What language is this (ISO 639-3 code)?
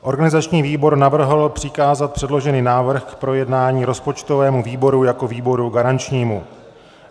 ces